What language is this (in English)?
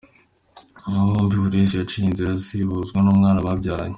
Kinyarwanda